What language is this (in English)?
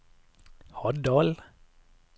Norwegian